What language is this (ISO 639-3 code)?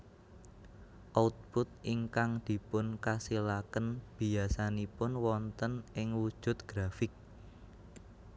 jav